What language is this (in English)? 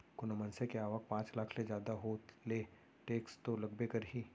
Chhattisgarhi